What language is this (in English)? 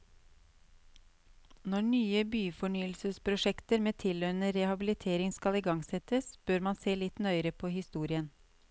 Norwegian